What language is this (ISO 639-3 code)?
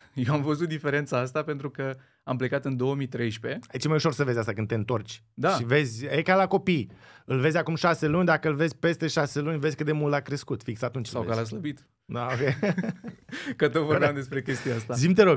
ron